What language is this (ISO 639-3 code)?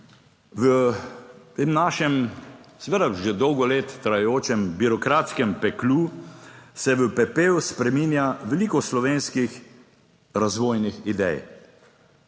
slv